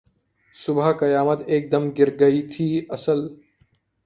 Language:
Urdu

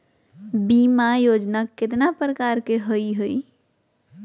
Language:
Magahi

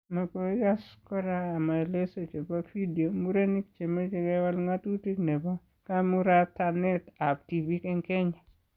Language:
Kalenjin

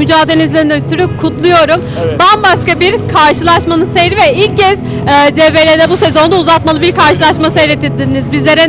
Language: Turkish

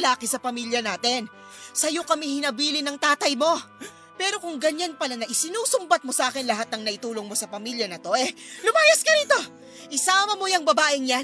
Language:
Filipino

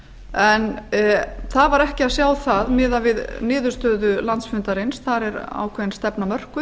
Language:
Icelandic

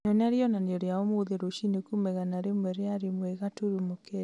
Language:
Kikuyu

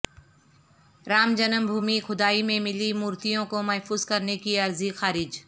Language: Urdu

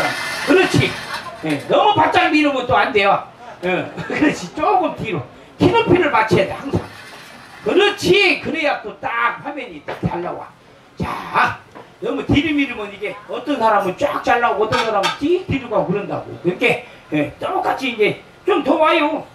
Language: Korean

